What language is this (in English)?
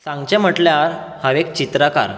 Konkani